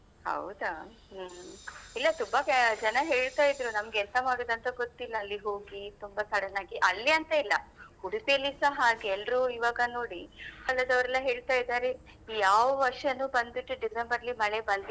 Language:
Kannada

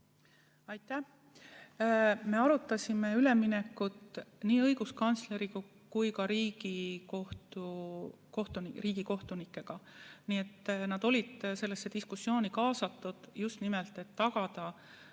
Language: Estonian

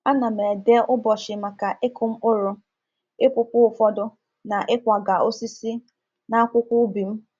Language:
Igbo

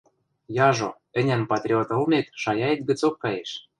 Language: Western Mari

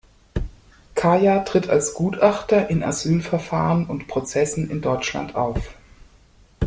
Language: German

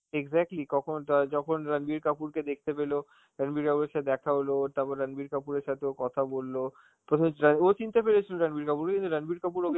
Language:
Bangla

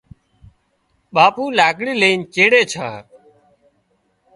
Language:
Wadiyara Koli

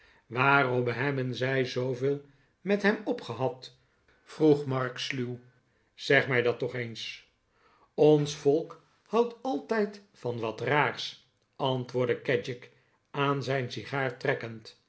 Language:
Dutch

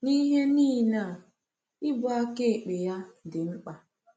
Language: Igbo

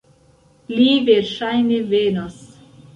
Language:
Esperanto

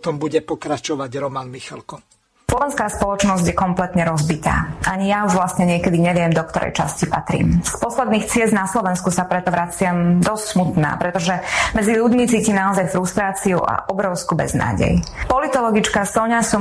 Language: Slovak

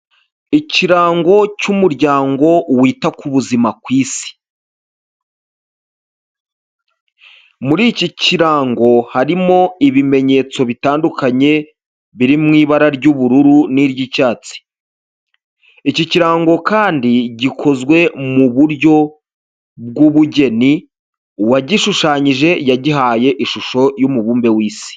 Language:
Kinyarwanda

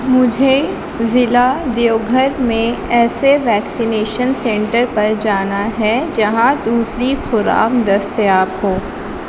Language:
Urdu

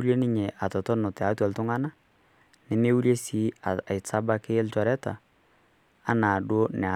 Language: Masai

